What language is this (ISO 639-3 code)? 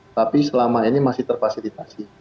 ind